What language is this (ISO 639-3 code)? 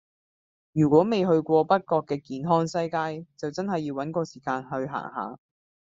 yue